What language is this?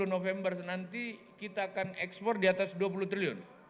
Indonesian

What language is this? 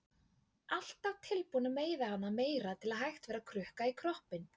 Icelandic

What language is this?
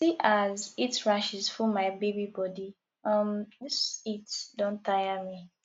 Nigerian Pidgin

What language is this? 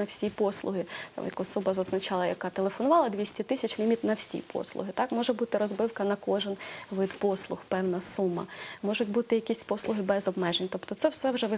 Russian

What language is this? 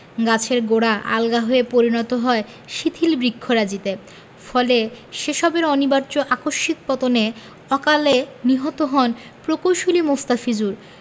Bangla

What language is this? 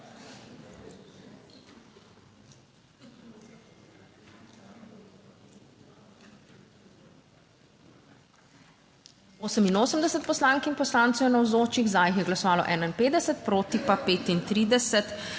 Slovenian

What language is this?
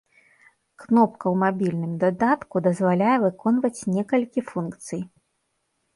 Belarusian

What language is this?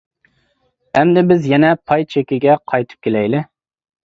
Uyghur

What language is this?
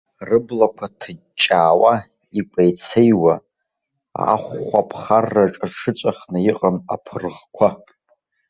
Abkhazian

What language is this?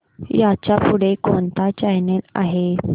Marathi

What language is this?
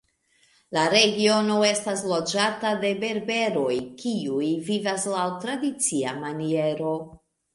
Esperanto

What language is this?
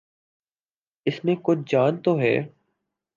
Urdu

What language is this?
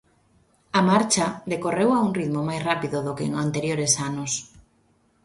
Galician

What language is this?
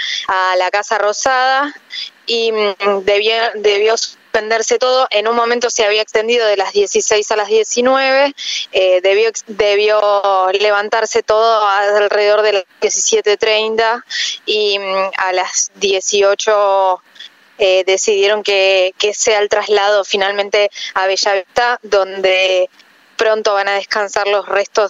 Spanish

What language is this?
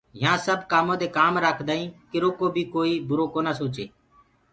Gurgula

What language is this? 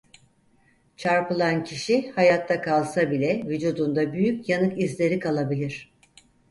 Turkish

